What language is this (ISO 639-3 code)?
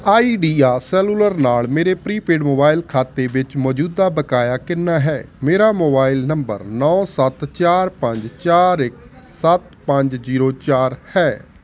pan